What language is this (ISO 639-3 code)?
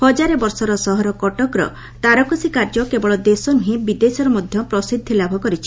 ori